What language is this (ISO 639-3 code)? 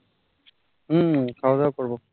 ben